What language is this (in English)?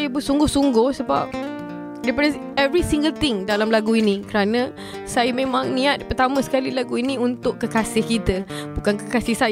Malay